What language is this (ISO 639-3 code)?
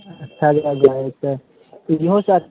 mai